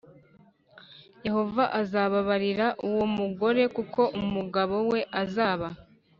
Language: Kinyarwanda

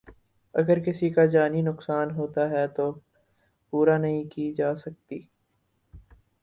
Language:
Urdu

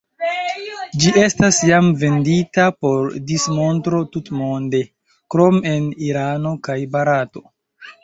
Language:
Esperanto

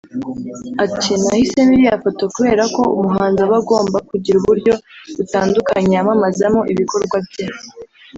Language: Kinyarwanda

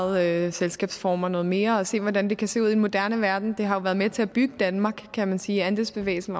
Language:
Danish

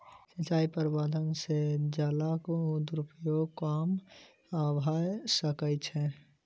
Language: Maithili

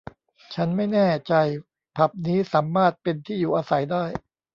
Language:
Thai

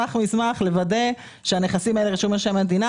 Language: Hebrew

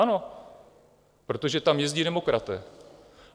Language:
Czech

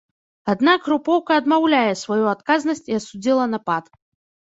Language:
Belarusian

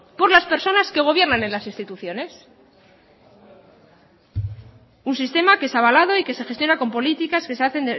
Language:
Spanish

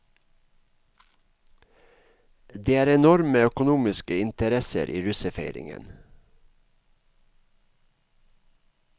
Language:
Norwegian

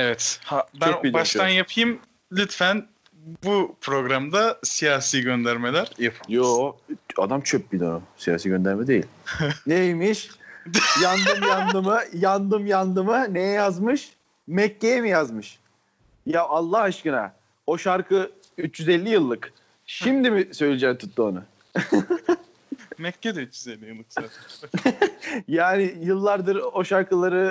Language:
Turkish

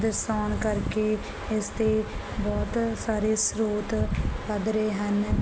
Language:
Punjabi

